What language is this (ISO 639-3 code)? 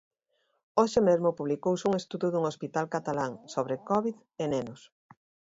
glg